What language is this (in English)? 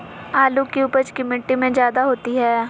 Magahi